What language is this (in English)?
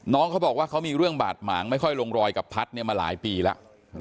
Thai